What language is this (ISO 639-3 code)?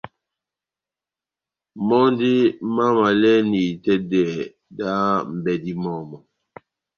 bnm